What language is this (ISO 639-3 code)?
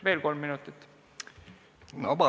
est